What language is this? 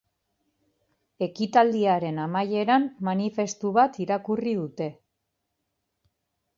Basque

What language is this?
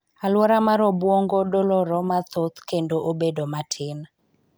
Luo (Kenya and Tanzania)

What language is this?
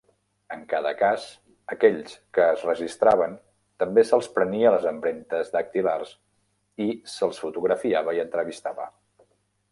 Catalan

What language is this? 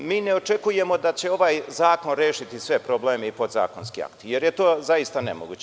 Serbian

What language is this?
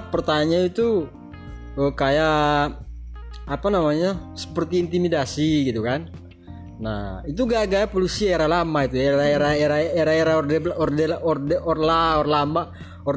Indonesian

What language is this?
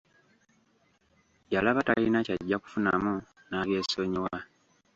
Ganda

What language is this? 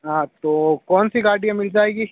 Hindi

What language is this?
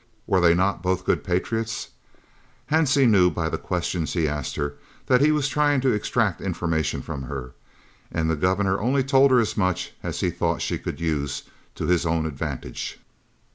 English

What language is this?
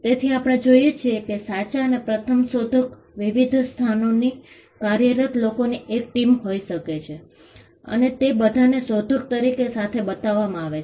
Gujarati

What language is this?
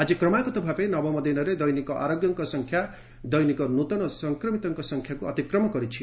Odia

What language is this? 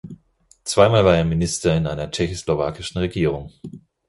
German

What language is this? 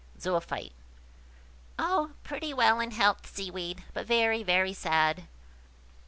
English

